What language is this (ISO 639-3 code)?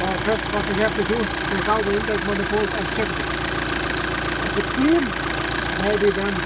eng